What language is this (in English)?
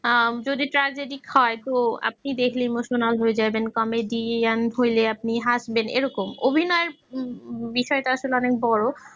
Bangla